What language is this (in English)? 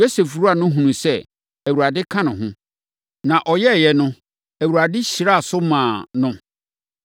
Akan